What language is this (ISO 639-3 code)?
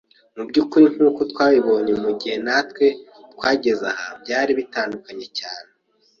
kin